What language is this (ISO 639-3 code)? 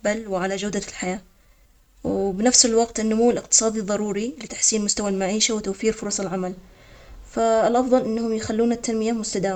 acx